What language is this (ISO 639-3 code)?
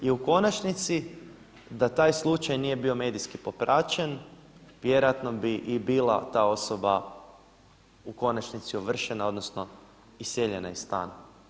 hrv